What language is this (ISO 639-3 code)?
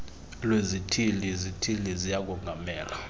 xho